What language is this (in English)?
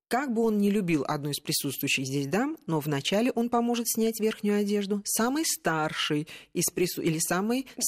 Russian